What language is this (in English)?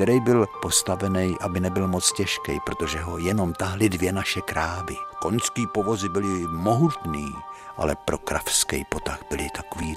Czech